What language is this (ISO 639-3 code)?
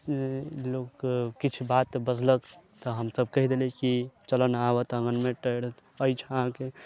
mai